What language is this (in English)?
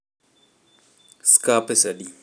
Luo (Kenya and Tanzania)